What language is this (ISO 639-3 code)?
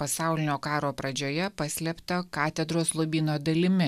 lit